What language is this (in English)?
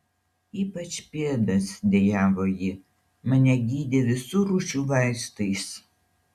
Lithuanian